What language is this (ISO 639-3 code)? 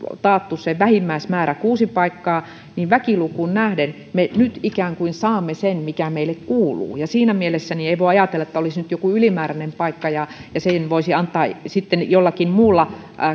fin